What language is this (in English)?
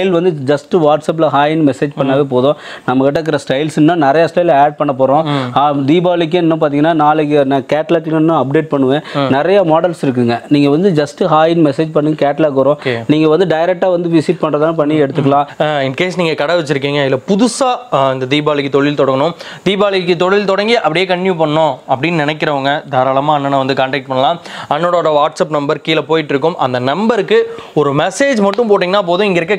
Indonesian